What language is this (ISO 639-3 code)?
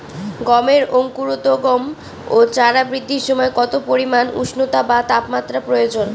ben